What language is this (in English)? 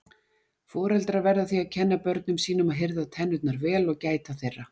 Icelandic